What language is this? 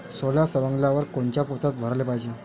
Marathi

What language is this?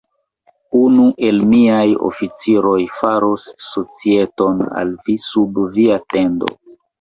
Esperanto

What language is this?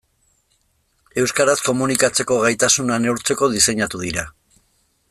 Basque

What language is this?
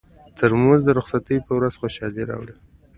Pashto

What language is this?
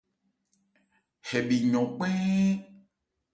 Ebrié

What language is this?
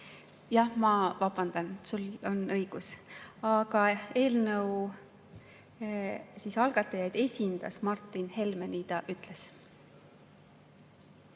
Estonian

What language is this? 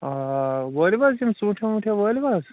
Kashmiri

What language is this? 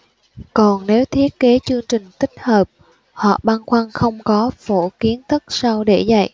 Vietnamese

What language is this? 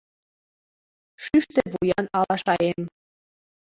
Mari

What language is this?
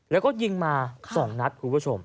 Thai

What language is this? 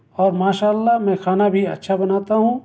Urdu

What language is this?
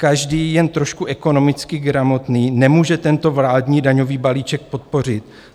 Czech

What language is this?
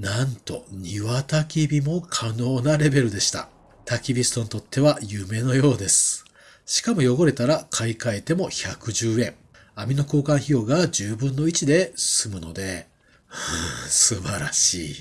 Japanese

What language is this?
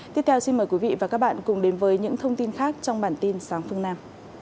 Vietnamese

